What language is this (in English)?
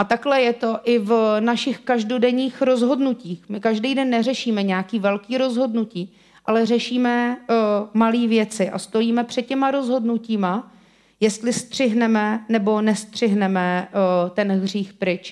Czech